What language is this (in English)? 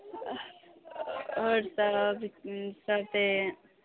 Maithili